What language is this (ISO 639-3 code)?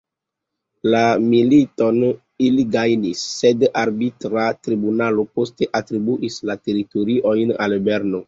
epo